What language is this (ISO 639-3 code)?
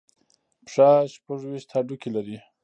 pus